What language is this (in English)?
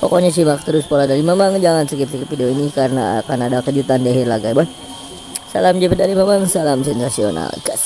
Indonesian